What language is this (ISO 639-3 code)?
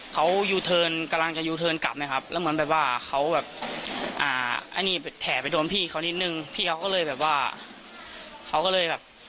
tha